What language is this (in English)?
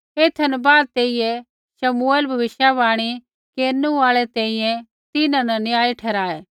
Kullu Pahari